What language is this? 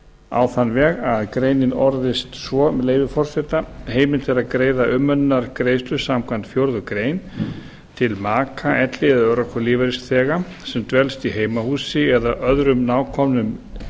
Icelandic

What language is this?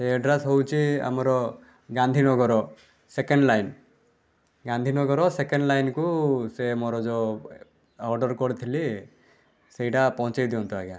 Odia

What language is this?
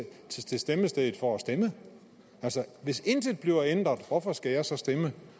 Danish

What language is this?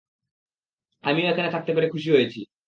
Bangla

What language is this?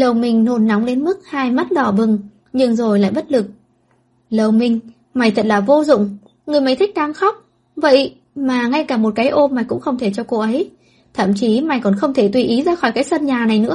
Vietnamese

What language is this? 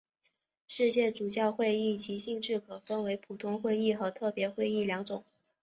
Chinese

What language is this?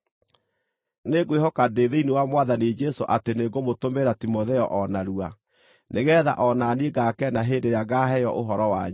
Kikuyu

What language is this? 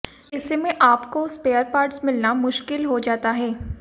Hindi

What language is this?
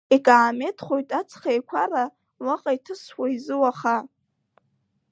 Abkhazian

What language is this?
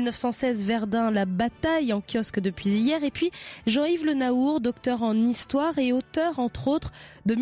French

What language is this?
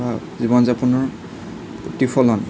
Assamese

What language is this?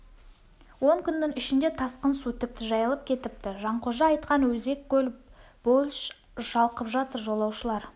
Kazakh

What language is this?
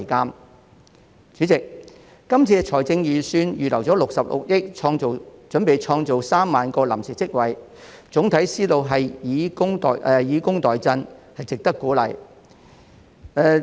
Cantonese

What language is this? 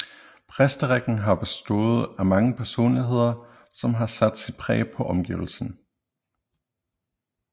Danish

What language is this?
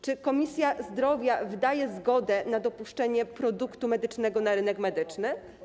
Polish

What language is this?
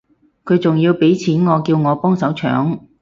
Cantonese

